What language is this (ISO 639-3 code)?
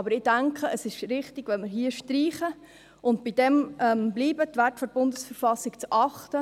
gsw